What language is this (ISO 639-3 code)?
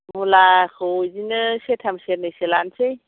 brx